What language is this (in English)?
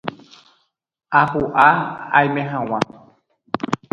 Guarani